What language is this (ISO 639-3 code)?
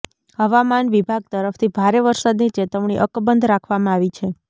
guj